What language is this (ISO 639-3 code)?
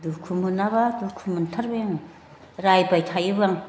brx